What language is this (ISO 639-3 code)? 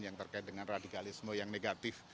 ind